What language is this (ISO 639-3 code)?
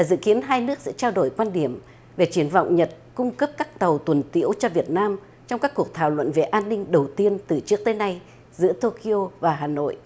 vie